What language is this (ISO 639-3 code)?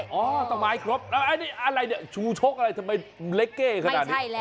tha